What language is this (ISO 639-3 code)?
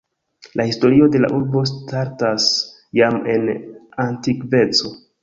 epo